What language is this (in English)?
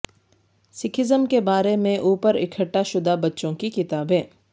Urdu